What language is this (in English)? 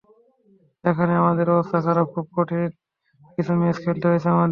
Bangla